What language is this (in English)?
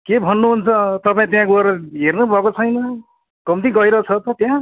Nepali